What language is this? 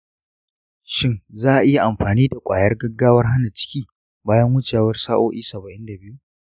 Hausa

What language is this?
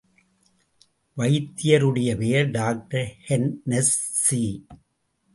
Tamil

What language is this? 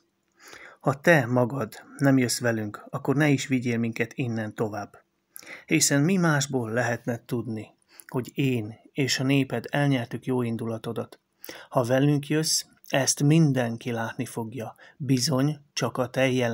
Hungarian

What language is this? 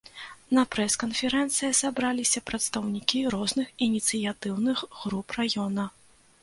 Belarusian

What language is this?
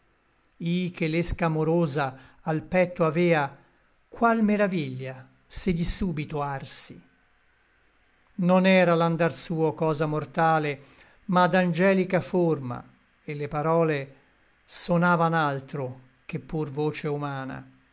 Italian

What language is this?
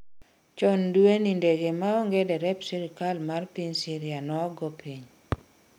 Luo (Kenya and Tanzania)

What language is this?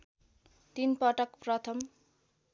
Nepali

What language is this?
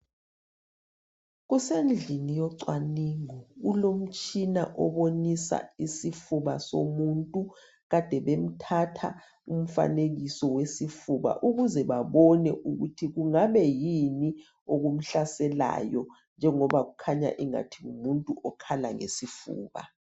North Ndebele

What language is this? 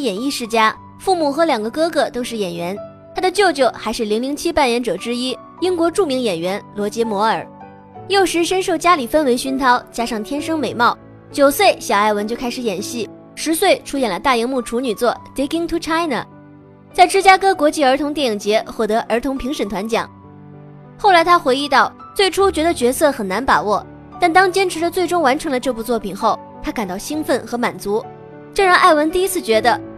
Chinese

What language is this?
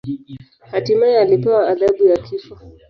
Swahili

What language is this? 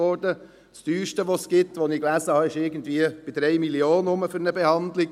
Swiss German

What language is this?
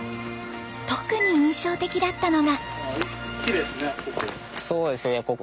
Japanese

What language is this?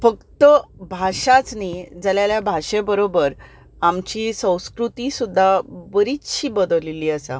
Konkani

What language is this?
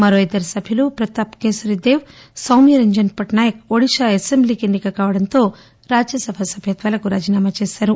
Telugu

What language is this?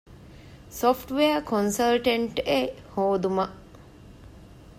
Divehi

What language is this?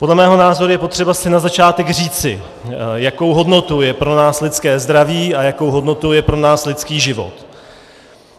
Czech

